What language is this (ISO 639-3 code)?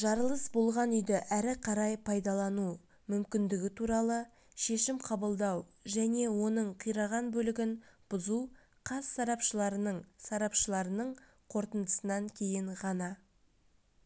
kaz